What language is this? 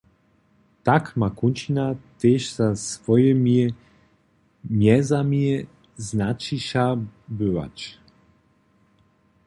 Upper Sorbian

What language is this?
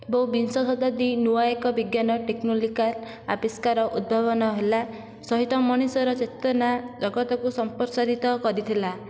Odia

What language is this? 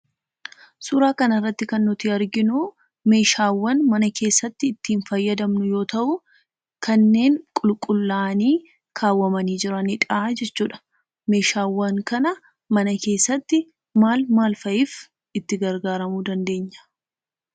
Oromo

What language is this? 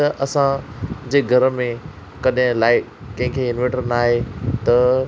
Sindhi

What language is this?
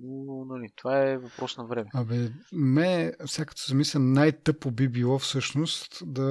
Bulgarian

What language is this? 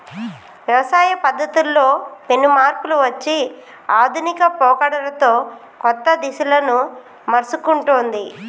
Telugu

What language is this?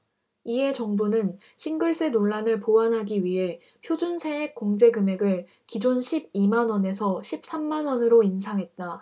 Korean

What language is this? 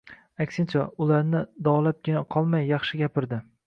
Uzbek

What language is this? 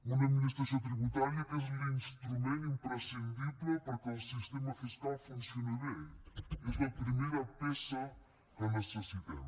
Catalan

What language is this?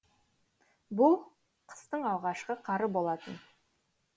Kazakh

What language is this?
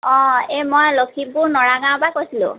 Assamese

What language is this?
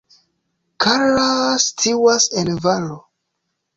Esperanto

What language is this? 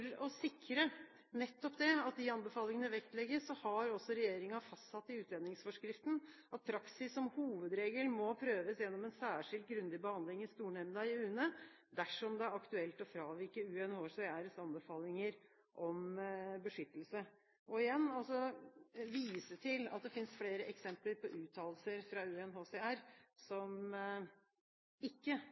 Norwegian Bokmål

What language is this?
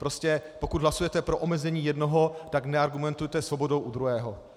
Czech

